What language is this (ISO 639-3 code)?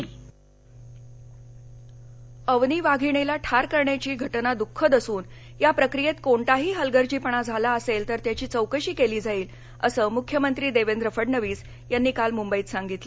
mar